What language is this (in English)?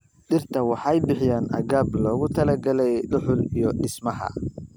Somali